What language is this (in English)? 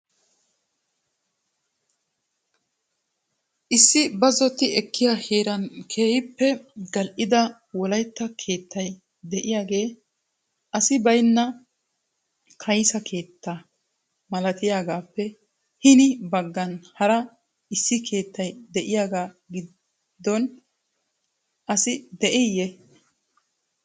Wolaytta